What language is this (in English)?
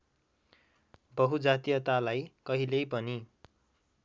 Nepali